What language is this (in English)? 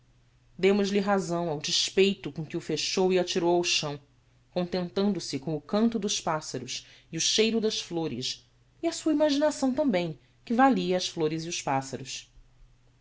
Portuguese